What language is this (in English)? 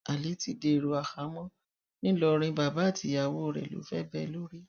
Yoruba